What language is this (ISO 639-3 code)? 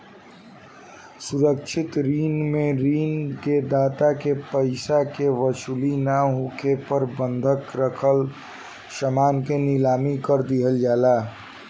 bho